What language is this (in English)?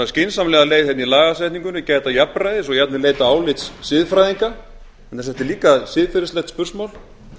Icelandic